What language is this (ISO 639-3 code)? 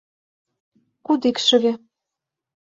chm